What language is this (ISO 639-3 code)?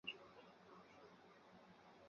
zho